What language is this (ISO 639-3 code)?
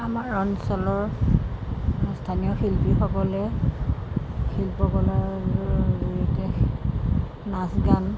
asm